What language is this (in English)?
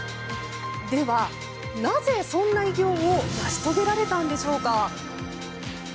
Japanese